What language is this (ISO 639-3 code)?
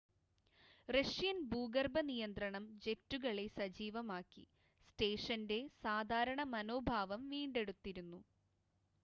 mal